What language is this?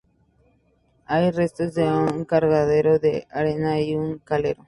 Spanish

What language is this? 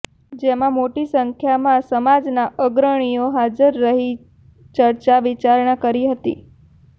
Gujarati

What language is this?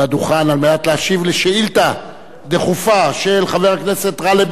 Hebrew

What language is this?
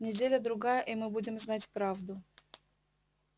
Russian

